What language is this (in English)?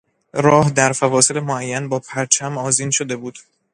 Persian